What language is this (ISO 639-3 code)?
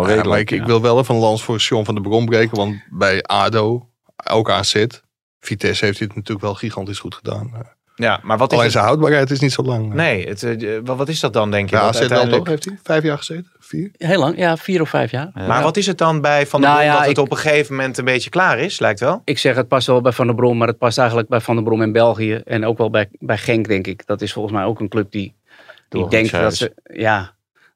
nld